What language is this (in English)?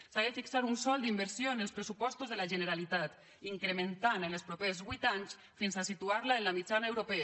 Catalan